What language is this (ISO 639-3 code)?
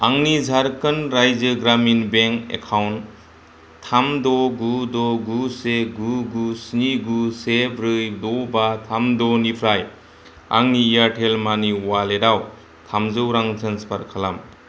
brx